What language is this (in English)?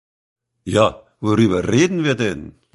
German